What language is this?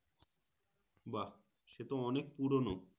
Bangla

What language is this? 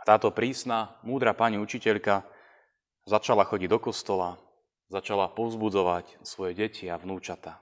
Slovak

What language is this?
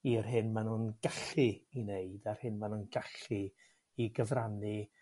Welsh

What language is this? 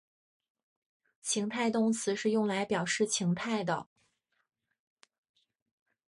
Chinese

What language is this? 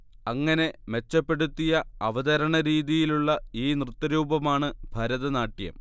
Malayalam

